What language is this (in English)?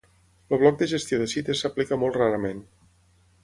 Catalan